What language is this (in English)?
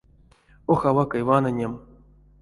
Erzya